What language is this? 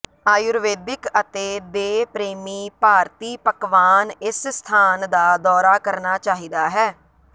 Punjabi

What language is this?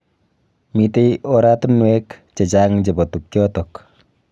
Kalenjin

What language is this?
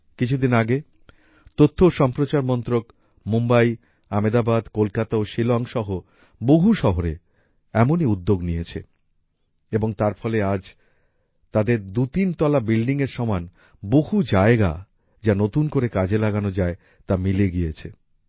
Bangla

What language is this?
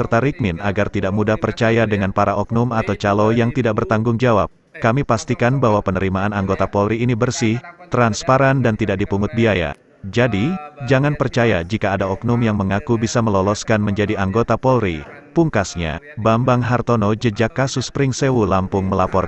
Indonesian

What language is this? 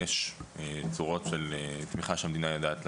Hebrew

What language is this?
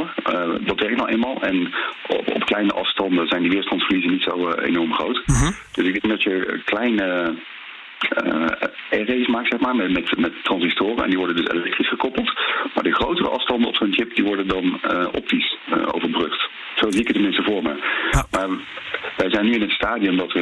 Dutch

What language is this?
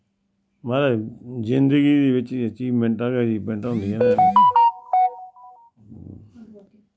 Dogri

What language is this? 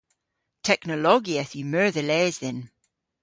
Cornish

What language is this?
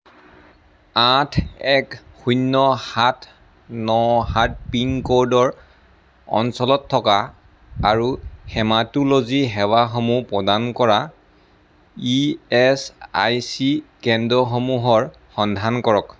Assamese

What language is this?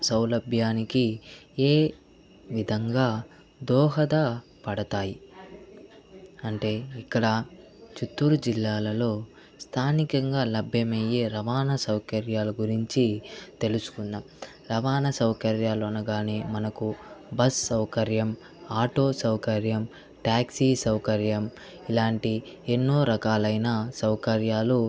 Telugu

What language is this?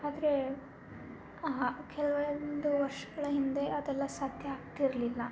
Kannada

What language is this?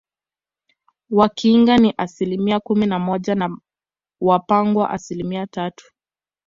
Swahili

